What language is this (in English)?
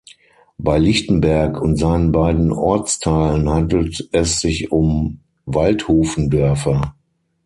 German